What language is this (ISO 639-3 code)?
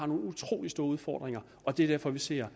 dan